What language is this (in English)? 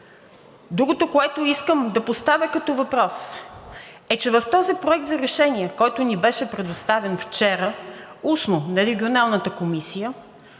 Bulgarian